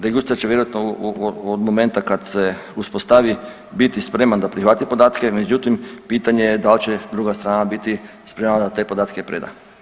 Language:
Croatian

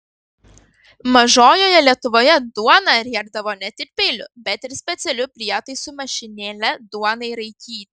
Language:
Lithuanian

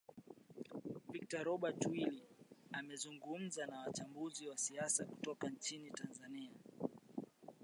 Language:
Swahili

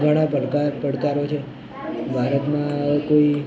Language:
Gujarati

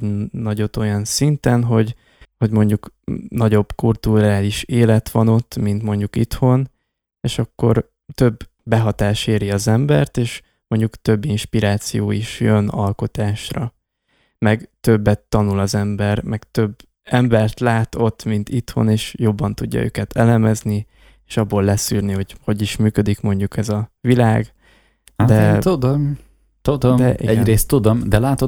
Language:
Hungarian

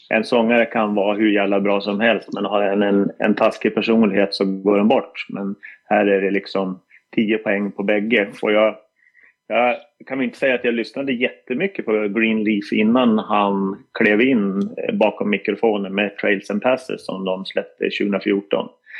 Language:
Swedish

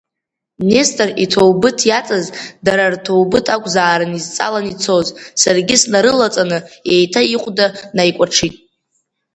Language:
Abkhazian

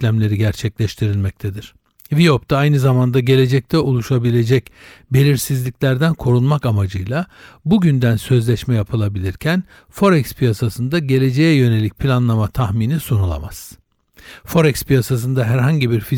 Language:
Turkish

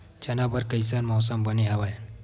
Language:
Chhattisgarhi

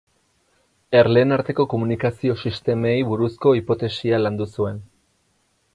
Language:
Basque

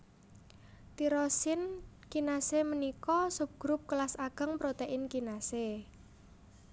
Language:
Javanese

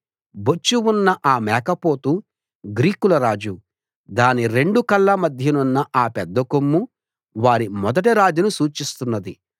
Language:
Telugu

